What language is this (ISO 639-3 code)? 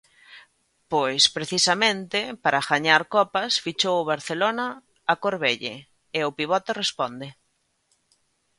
glg